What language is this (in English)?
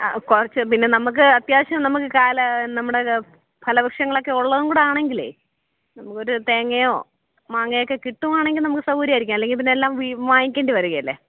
Malayalam